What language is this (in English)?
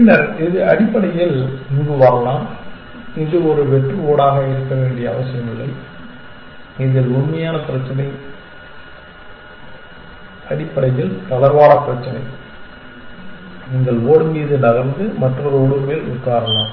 Tamil